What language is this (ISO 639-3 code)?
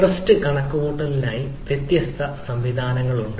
mal